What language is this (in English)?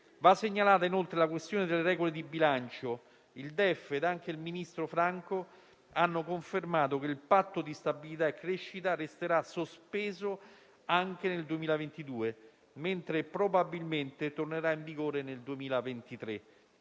Italian